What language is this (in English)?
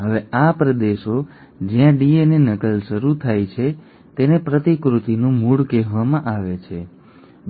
Gujarati